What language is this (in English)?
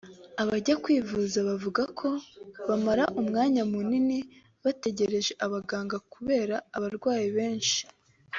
Kinyarwanda